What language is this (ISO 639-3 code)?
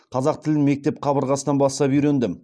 kaz